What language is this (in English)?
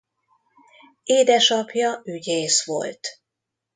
Hungarian